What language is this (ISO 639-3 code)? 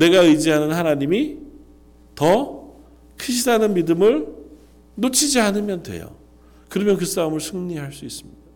kor